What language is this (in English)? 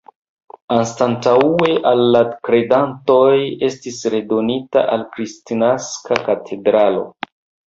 Esperanto